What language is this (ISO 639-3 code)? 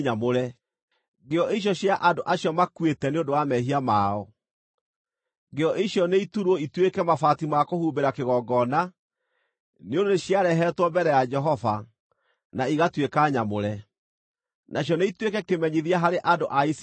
kik